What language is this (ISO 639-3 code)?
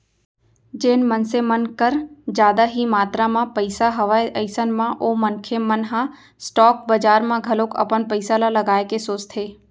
hne